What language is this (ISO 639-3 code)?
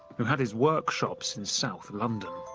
eng